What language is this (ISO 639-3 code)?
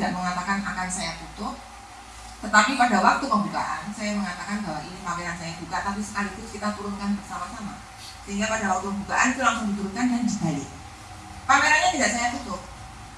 ind